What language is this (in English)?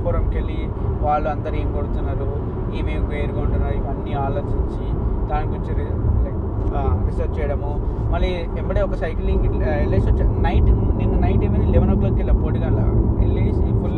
Telugu